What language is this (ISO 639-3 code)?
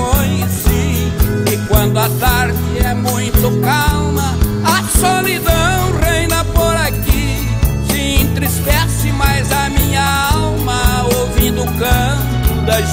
por